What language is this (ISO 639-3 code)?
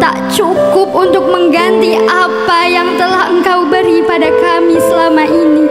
ind